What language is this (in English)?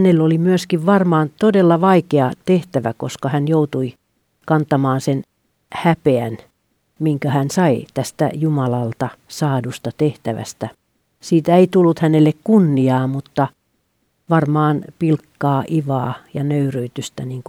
Finnish